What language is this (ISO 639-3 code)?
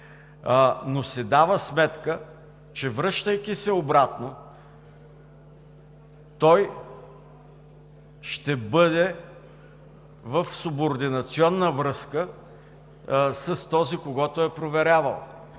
bul